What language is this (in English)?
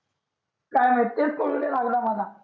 Marathi